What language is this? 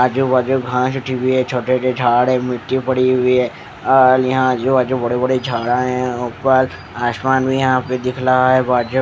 Hindi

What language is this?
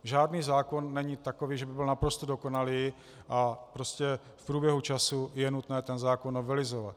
Czech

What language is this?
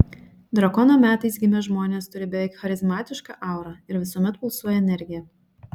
Lithuanian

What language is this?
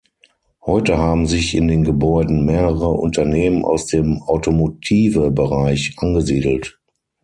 German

